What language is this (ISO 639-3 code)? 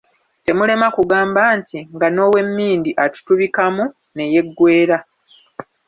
lug